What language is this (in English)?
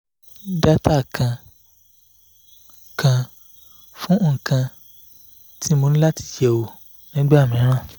Yoruba